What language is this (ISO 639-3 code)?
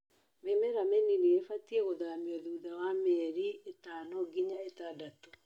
kik